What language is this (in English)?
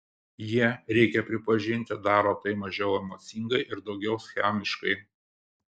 Lithuanian